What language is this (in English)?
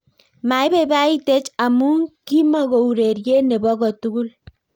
Kalenjin